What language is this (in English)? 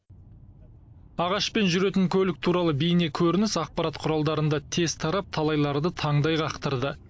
Kazakh